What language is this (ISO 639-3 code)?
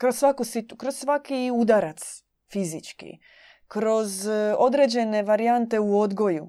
hrv